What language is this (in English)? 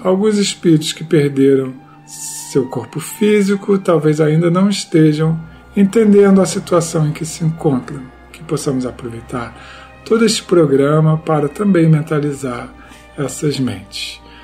Portuguese